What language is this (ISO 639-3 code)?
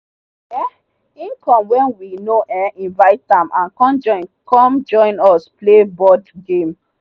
pcm